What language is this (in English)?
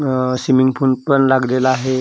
Marathi